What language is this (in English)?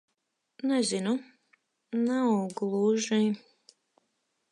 Latvian